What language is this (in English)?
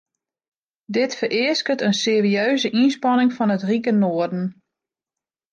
Western Frisian